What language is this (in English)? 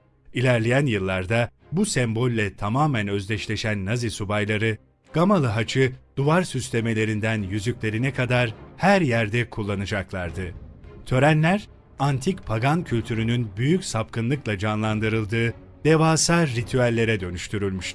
Turkish